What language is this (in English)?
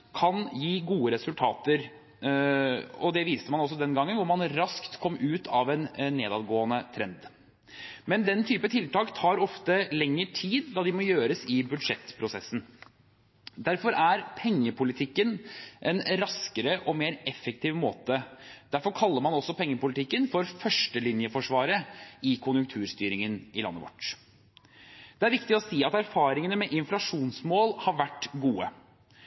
Norwegian Bokmål